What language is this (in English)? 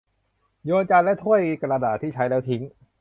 Thai